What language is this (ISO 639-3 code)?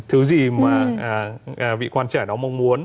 vie